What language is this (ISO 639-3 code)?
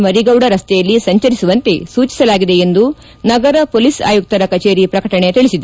kan